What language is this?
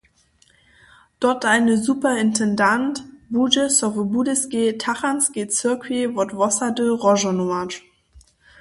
Upper Sorbian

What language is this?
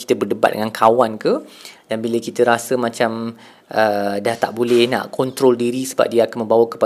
Malay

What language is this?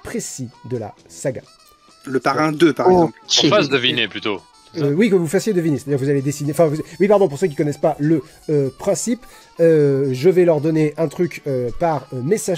French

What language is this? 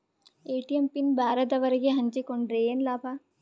Kannada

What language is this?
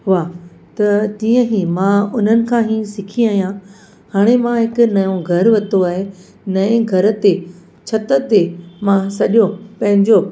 Sindhi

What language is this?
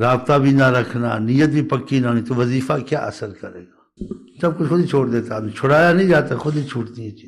Romanian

